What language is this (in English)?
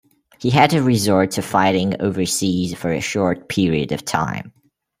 English